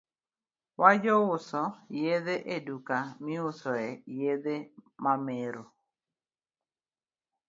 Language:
Luo (Kenya and Tanzania)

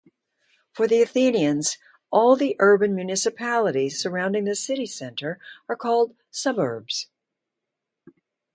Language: English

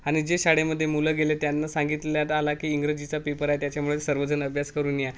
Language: Marathi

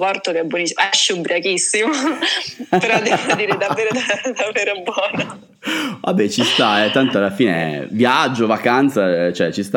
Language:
Italian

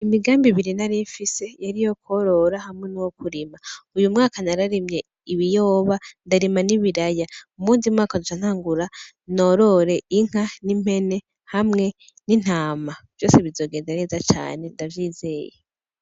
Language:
Rundi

